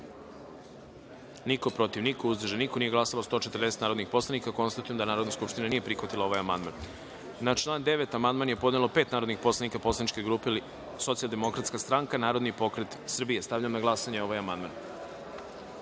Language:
Serbian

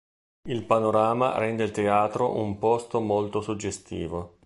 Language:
Italian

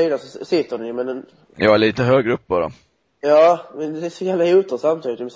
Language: Swedish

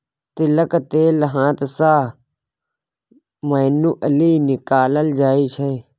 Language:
Maithili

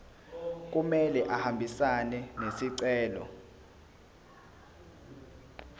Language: Zulu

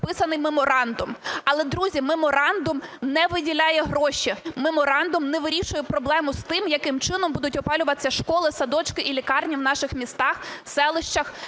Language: Ukrainian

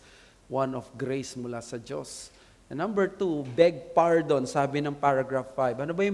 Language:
Filipino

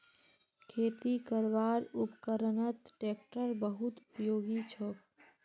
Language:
Magahi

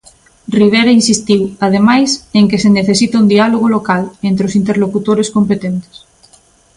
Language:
Galician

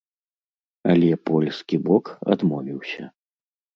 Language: Belarusian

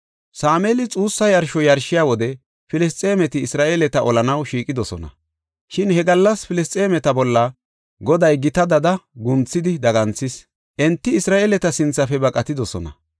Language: Gofa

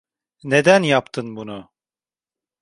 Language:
Turkish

